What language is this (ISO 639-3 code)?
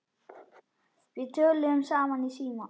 isl